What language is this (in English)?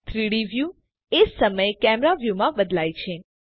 Gujarati